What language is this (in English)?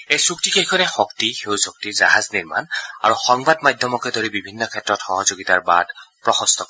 Assamese